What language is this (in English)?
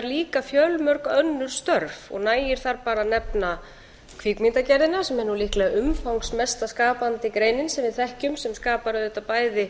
Icelandic